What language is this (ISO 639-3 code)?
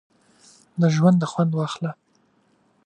pus